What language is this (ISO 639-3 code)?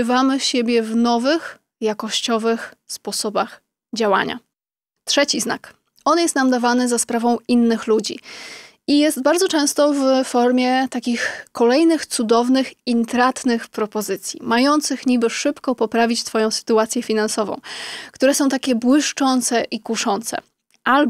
pol